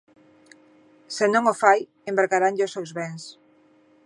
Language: Galician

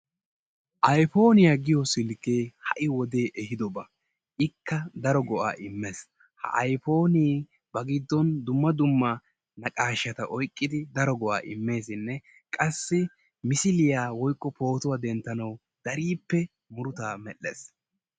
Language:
Wolaytta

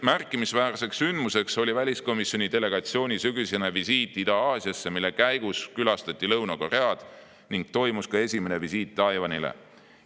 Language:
Estonian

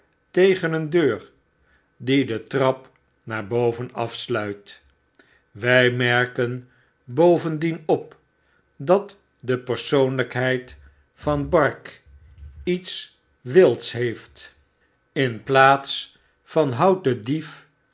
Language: Dutch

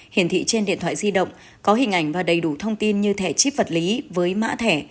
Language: Vietnamese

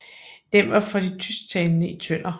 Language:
Danish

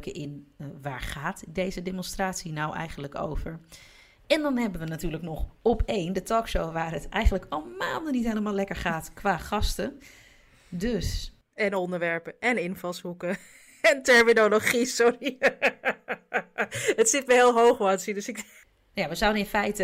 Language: Dutch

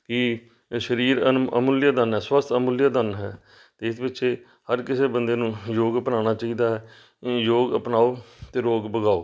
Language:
Punjabi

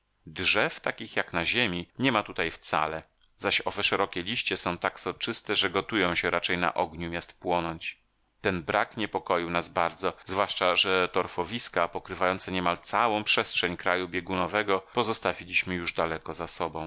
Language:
Polish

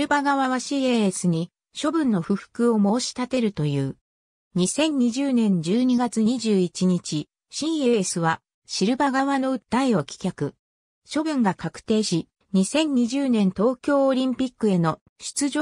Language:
Japanese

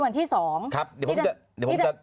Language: Thai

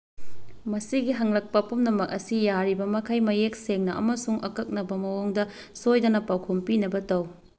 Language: Manipuri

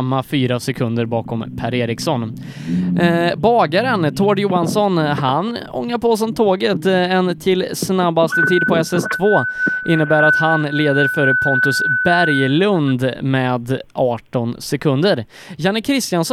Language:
Swedish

